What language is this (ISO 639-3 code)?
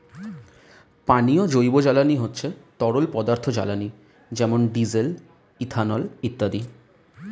ben